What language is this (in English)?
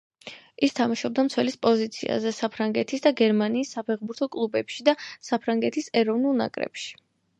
Georgian